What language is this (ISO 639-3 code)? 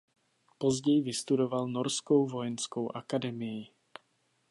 ces